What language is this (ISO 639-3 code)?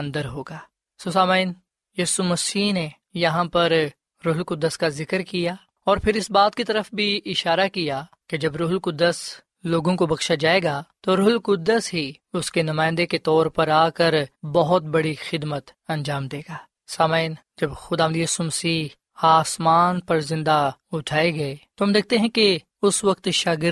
urd